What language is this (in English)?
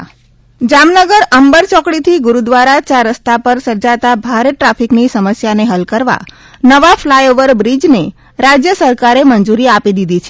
Gujarati